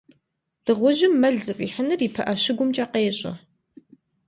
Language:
Kabardian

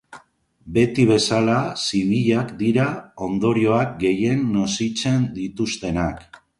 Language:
Basque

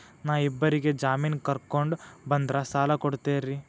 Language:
Kannada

